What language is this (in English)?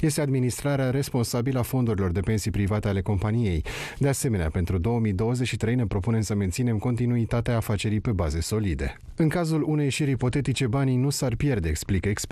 Romanian